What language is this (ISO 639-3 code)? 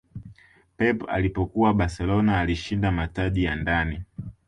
swa